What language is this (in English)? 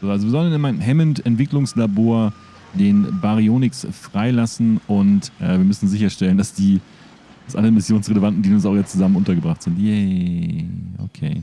German